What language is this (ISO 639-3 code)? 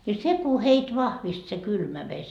fin